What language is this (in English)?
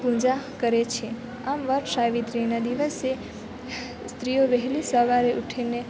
Gujarati